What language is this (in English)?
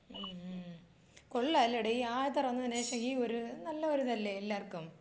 Malayalam